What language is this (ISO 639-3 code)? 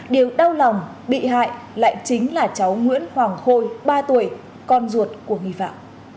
vie